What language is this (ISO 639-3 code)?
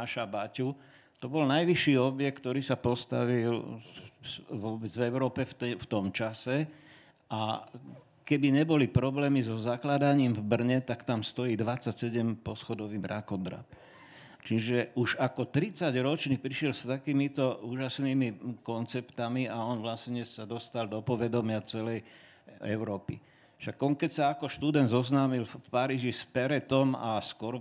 slk